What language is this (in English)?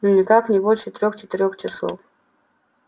Russian